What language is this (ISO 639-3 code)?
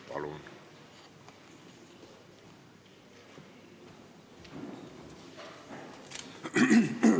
est